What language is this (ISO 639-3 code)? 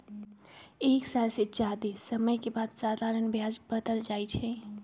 mag